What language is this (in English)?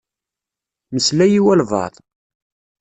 Kabyle